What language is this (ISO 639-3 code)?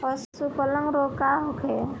bho